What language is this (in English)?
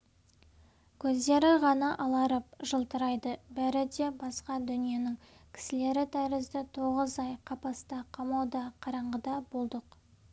Kazakh